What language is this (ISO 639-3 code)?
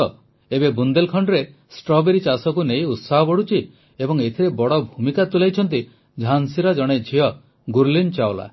ori